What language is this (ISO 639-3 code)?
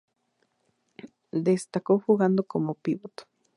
spa